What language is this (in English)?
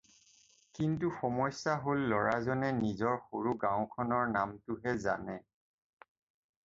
Assamese